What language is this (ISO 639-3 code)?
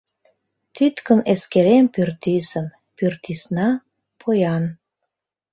chm